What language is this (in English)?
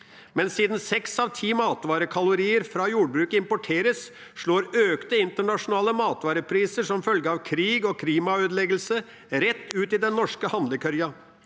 Norwegian